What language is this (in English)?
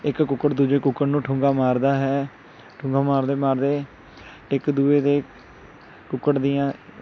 Punjabi